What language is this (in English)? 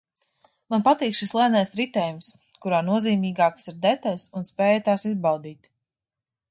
Latvian